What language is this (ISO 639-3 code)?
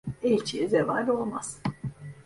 tur